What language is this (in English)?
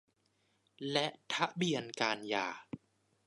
Thai